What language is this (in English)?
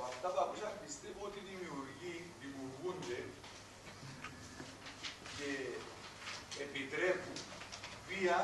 Greek